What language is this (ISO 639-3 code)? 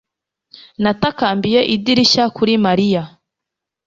kin